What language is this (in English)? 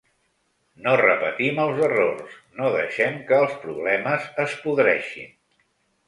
Catalan